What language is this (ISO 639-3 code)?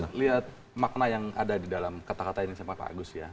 ind